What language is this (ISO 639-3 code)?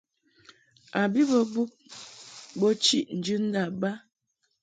mhk